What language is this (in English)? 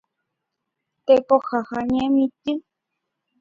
Guarani